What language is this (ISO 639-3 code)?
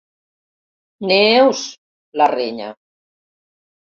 cat